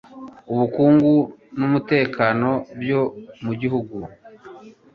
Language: Kinyarwanda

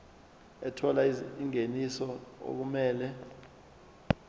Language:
Zulu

